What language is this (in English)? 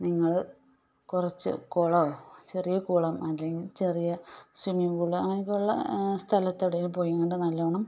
Malayalam